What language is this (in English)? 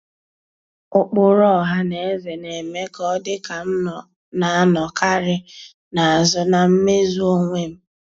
Igbo